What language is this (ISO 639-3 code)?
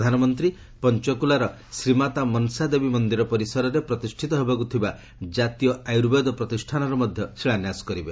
ori